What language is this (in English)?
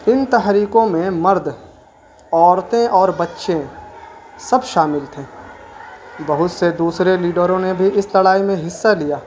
Urdu